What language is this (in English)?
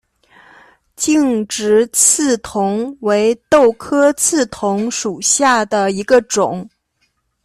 Chinese